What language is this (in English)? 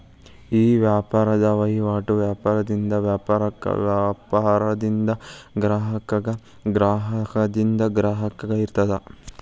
Kannada